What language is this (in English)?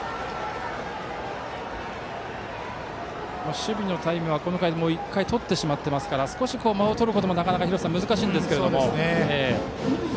Japanese